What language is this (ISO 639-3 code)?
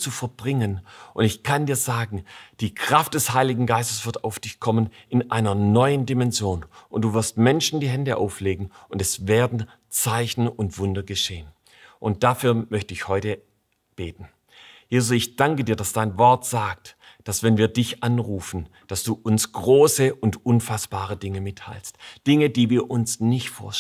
deu